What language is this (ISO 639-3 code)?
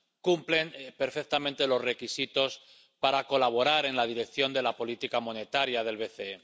spa